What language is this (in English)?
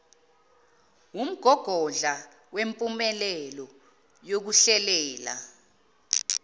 Zulu